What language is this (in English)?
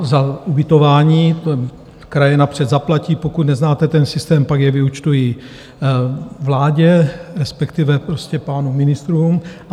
Czech